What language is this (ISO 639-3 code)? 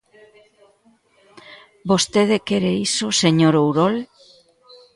glg